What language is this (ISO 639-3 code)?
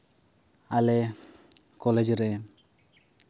sat